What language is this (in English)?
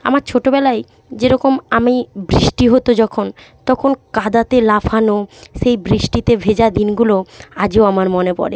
Bangla